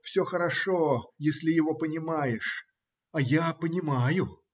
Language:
Russian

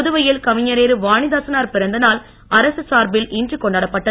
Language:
Tamil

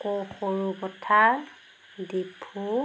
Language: Assamese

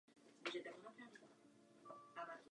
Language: Czech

